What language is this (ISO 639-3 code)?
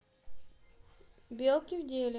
rus